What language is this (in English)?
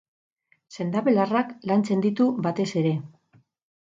Basque